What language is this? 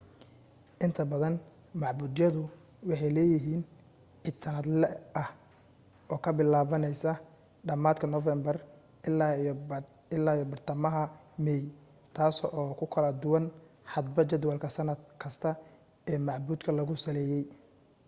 Somali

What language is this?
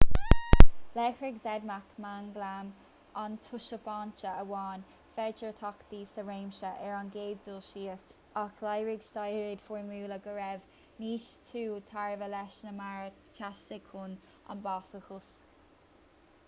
Irish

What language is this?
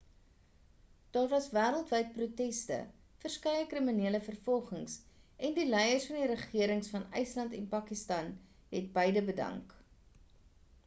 Afrikaans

